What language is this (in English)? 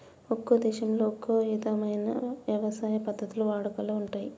Telugu